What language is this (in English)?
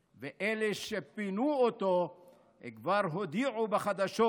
Hebrew